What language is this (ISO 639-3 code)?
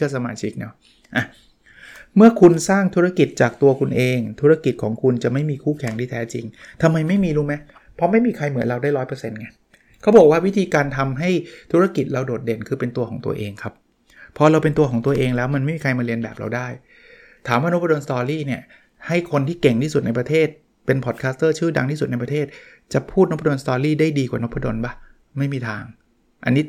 tha